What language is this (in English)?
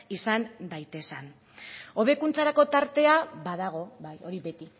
Basque